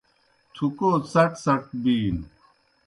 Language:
Kohistani Shina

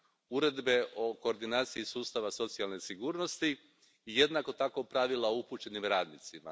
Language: Croatian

